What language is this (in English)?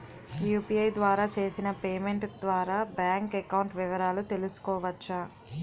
Telugu